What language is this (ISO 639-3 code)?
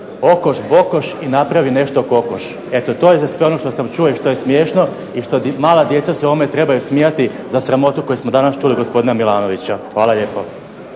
hrv